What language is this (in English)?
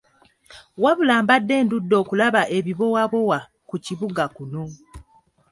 Ganda